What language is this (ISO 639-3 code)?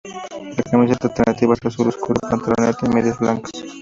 spa